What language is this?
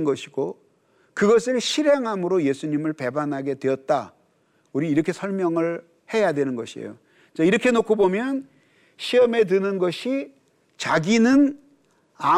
Korean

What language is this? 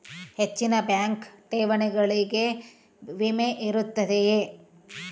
Kannada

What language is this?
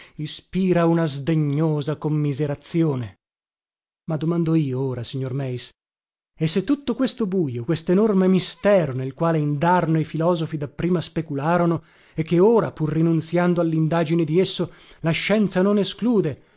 Italian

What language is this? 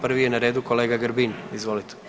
Croatian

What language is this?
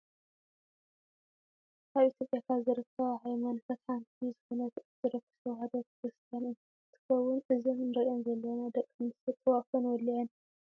Tigrinya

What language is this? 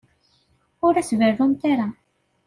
Kabyle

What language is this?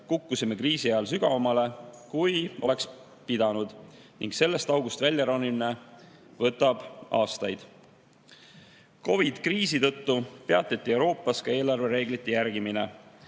Estonian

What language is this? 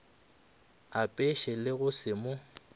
Northern Sotho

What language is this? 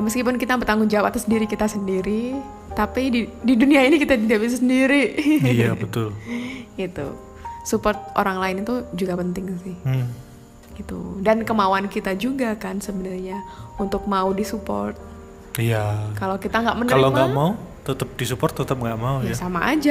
Indonesian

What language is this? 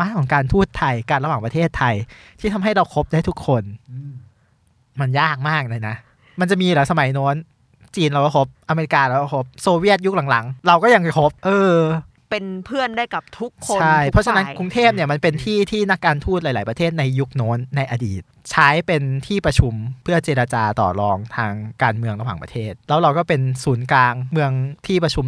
Thai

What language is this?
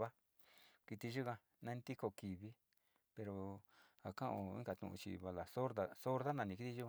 Sinicahua Mixtec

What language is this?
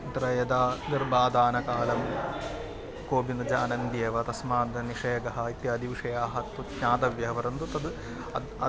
Sanskrit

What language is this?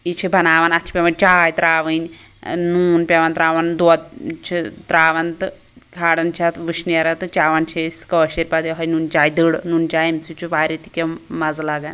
Kashmiri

